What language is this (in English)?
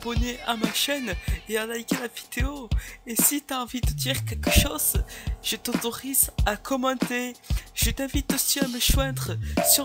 French